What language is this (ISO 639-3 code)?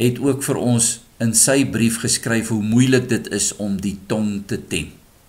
nld